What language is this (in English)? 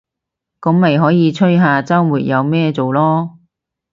Cantonese